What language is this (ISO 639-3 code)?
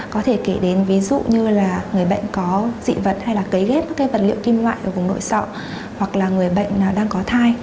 vie